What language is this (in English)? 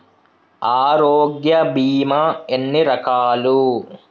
Telugu